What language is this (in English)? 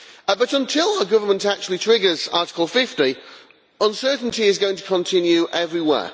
English